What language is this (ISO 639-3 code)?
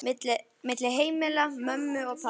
isl